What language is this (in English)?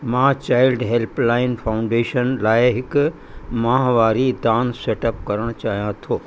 Sindhi